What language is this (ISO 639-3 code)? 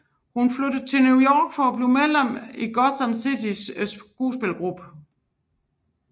dan